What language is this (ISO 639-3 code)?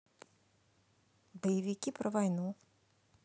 rus